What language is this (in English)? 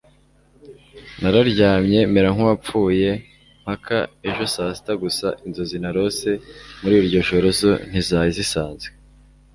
Kinyarwanda